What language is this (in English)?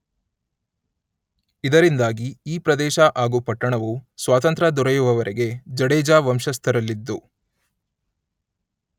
Kannada